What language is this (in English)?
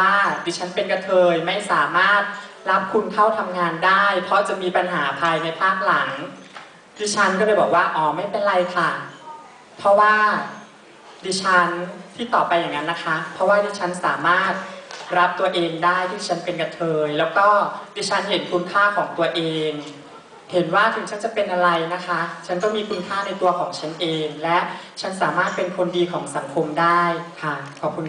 Thai